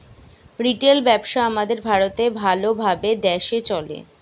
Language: Bangla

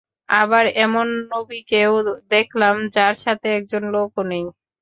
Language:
Bangla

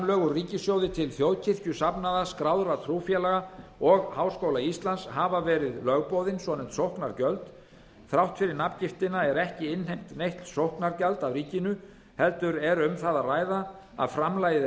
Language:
Icelandic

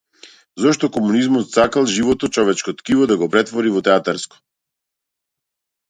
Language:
Macedonian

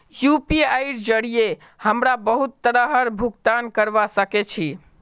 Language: Magahi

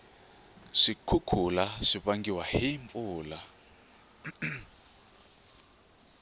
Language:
Tsonga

